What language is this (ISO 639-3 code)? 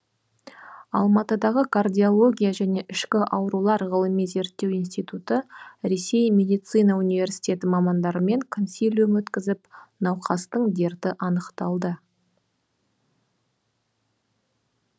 kaz